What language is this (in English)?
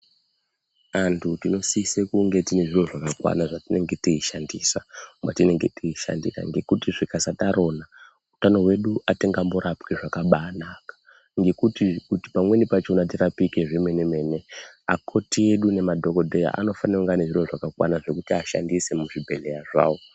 Ndau